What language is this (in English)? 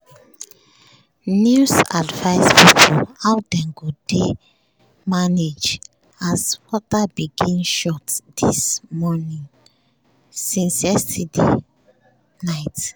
Nigerian Pidgin